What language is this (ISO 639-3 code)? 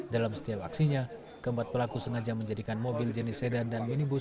ind